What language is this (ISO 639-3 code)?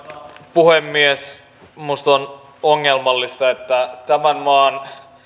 fin